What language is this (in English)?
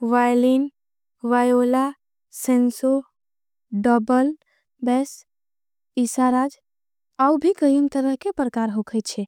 Angika